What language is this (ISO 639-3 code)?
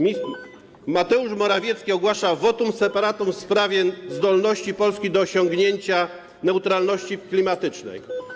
pol